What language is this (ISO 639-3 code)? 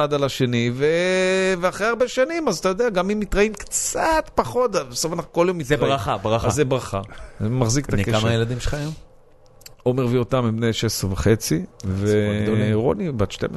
heb